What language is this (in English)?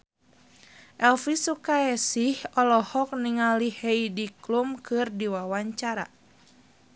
Sundanese